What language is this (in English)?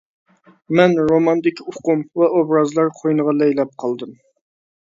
Uyghur